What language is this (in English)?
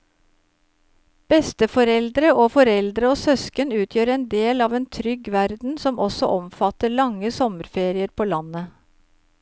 Norwegian